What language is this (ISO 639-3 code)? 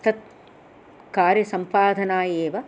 san